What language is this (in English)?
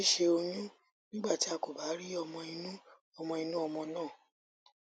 Yoruba